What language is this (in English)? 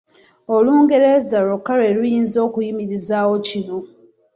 Ganda